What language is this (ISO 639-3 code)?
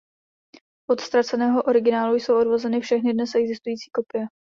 ces